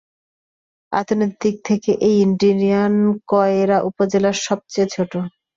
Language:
Bangla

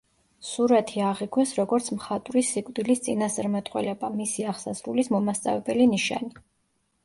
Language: Georgian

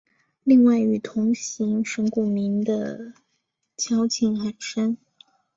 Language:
Chinese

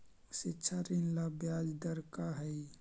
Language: Magahi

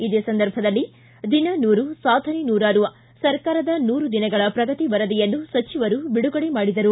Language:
Kannada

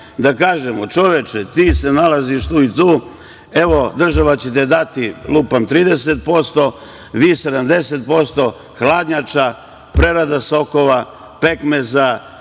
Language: Serbian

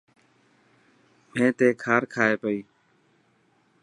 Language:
Dhatki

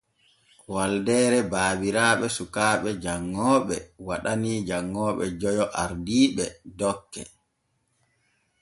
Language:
Borgu Fulfulde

